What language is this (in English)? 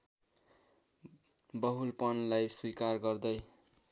Nepali